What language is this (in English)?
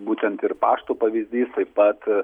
Lithuanian